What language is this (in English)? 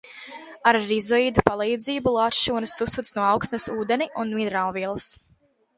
Latvian